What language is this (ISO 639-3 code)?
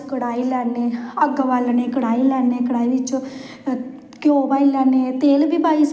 doi